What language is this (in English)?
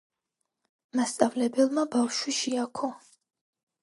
Georgian